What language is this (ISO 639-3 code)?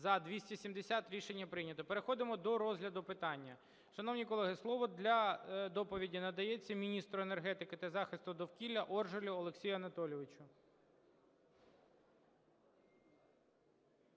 ukr